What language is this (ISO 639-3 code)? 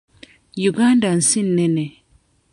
lug